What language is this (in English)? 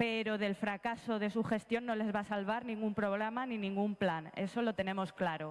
Spanish